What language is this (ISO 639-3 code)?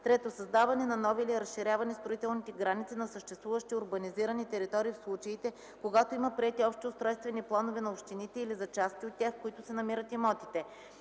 bul